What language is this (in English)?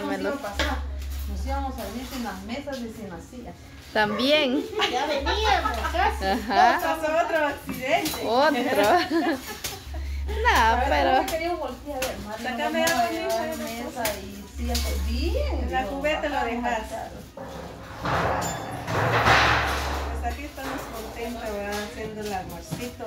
Spanish